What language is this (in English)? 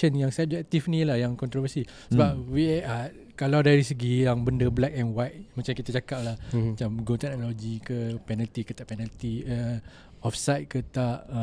Malay